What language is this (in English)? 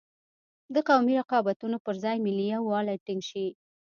Pashto